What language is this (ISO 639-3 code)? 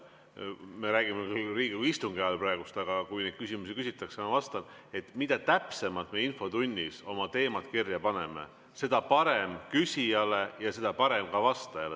est